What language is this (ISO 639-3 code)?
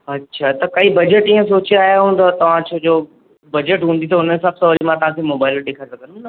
snd